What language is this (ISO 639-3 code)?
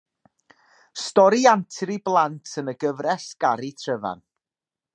cym